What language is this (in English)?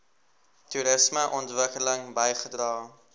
Afrikaans